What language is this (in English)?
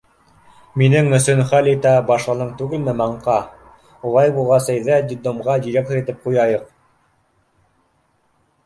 Bashkir